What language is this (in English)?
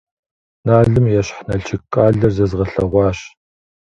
Kabardian